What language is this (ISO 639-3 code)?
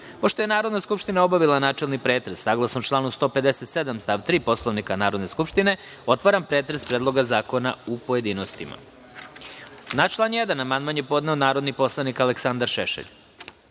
srp